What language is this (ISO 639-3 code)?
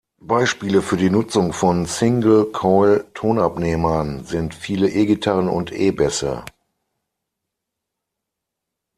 deu